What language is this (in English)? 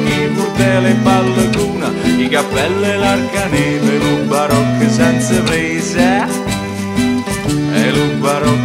Italian